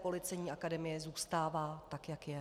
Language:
Czech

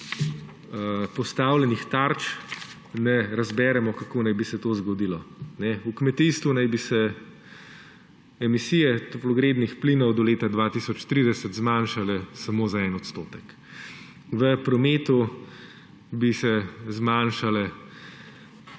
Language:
Slovenian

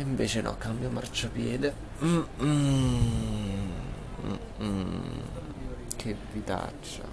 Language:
Italian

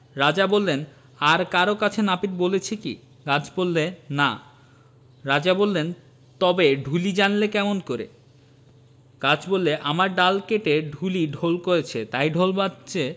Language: Bangla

